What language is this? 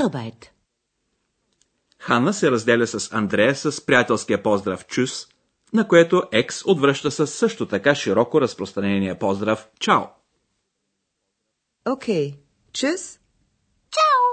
Bulgarian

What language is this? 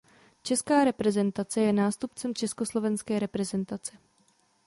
Czech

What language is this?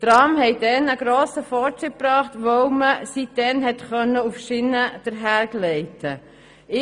Swiss German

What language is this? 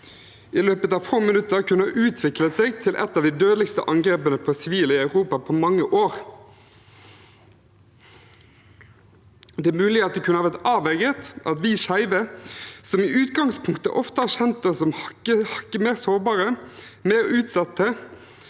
Norwegian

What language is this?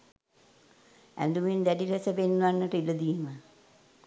Sinhala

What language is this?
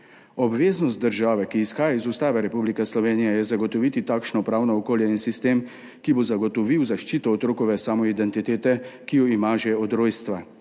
Slovenian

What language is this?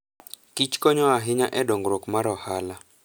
Luo (Kenya and Tanzania)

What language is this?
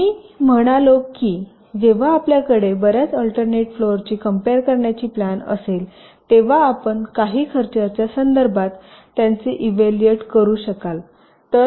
Marathi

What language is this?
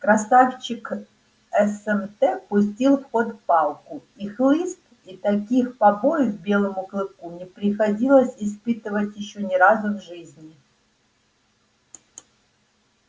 Russian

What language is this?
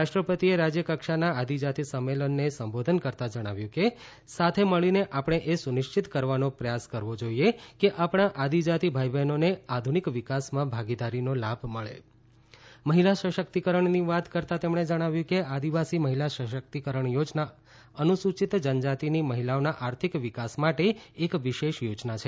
Gujarati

